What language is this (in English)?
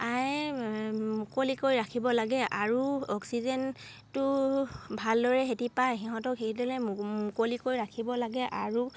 Assamese